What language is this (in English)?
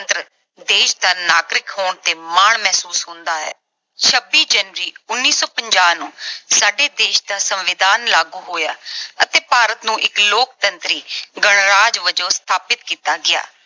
Punjabi